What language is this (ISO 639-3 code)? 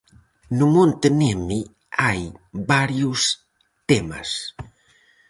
glg